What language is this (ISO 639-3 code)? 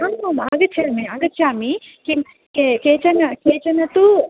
san